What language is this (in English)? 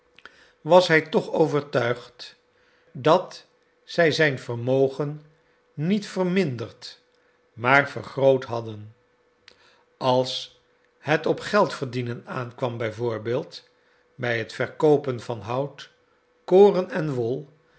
Dutch